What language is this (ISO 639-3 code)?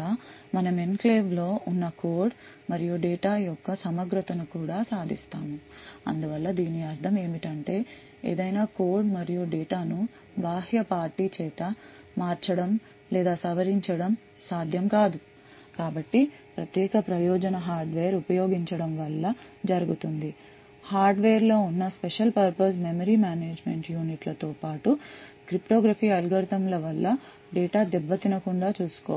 tel